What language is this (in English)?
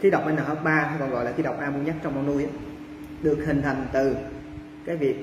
Vietnamese